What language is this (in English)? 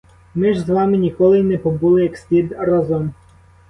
Ukrainian